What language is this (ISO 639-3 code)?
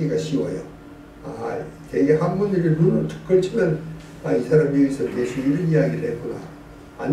kor